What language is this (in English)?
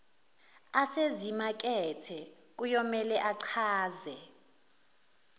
Zulu